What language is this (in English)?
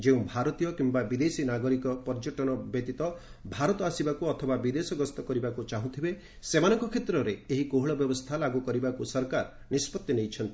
Odia